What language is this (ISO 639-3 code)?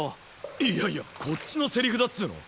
jpn